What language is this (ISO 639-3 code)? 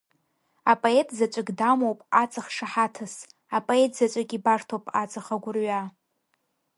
abk